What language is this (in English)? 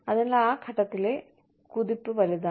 Malayalam